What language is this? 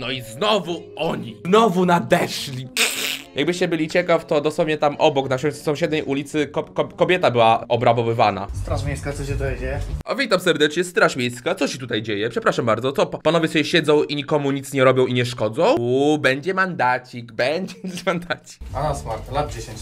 Polish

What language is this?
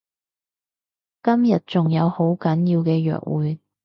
Cantonese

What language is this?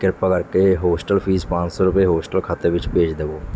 Punjabi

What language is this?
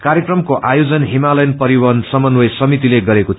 Nepali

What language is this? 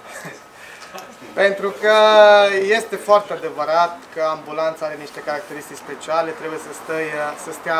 Romanian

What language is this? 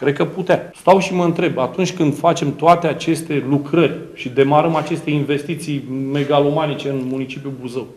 Romanian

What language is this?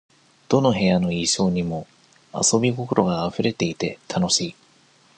Japanese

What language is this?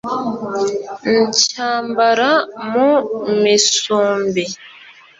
Kinyarwanda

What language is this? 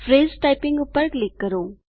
Gujarati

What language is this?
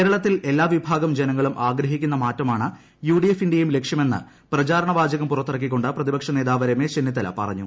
Malayalam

